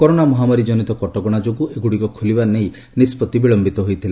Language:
Odia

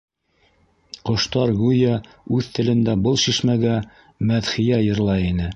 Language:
Bashkir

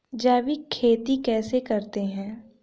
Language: Hindi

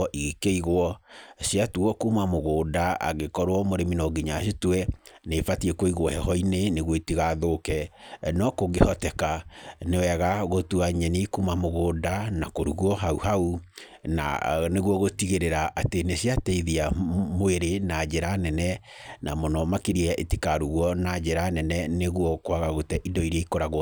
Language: Kikuyu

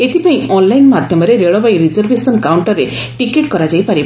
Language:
Odia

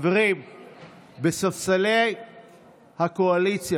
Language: Hebrew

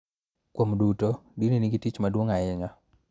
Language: Luo (Kenya and Tanzania)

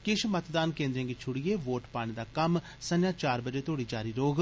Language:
Dogri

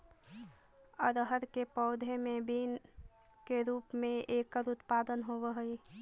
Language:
Magahi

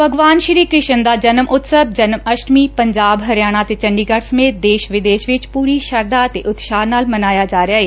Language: Punjabi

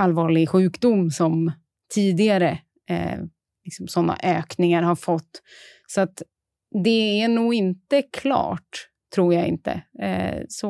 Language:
Swedish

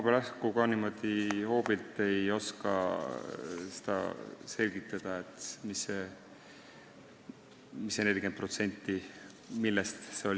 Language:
Estonian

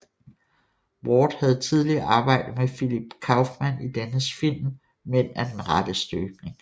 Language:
Danish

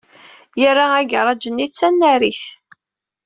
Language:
Kabyle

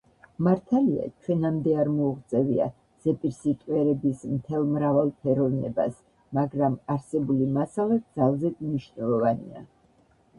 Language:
Georgian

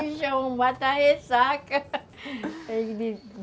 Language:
Portuguese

